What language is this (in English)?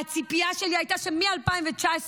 Hebrew